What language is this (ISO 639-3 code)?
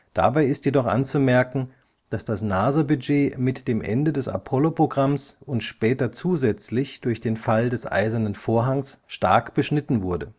deu